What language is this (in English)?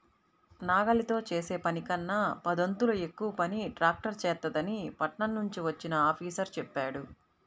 Telugu